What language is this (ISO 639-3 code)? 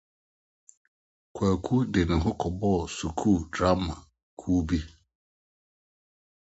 aka